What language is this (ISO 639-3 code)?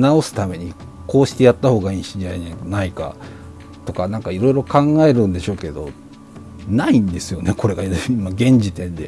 jpn